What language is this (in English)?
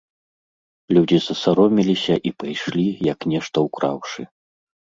Belarusian